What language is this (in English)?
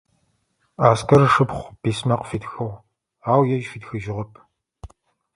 Adyghe